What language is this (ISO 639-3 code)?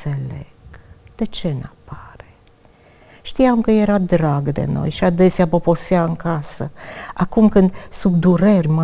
ron